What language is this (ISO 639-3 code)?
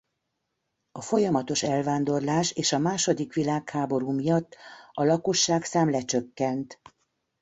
hun